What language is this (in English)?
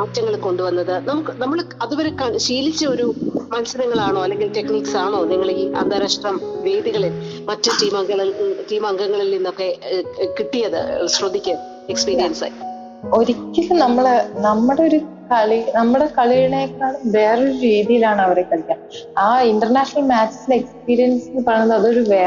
Malayalam